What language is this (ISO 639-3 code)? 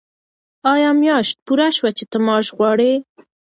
pus